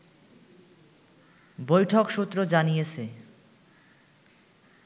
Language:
Bangla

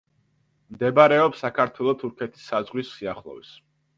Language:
Georgian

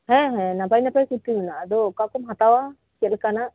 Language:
Santali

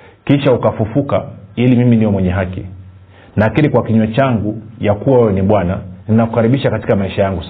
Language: Swahili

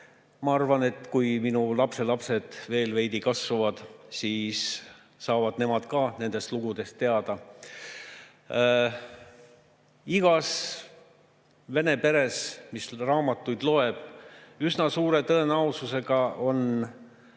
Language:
Estonian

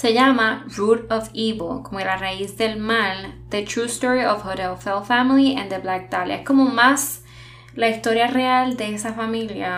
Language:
Spanish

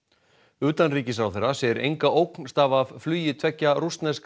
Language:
Icelandic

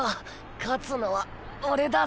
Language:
Japanese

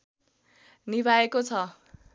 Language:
Nepali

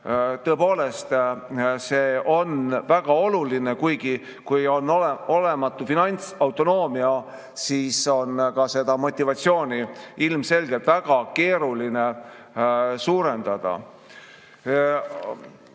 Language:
Estonian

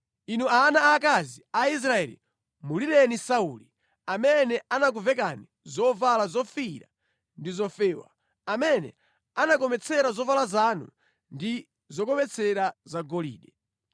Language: Nyanja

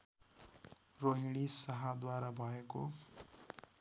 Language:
Nepali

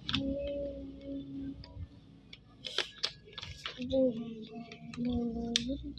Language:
Indonesian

